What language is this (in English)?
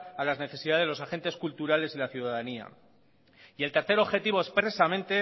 Spanish